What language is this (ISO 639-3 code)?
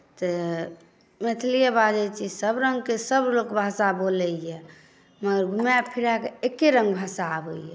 mai